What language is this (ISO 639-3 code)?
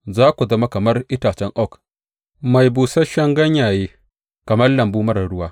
hau